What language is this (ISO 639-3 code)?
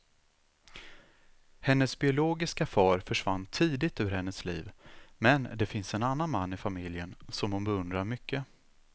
swe